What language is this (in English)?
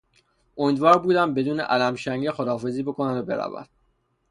Persian